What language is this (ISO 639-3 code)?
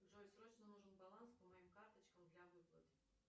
rus